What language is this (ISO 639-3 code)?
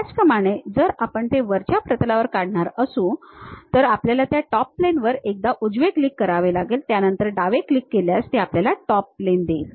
mar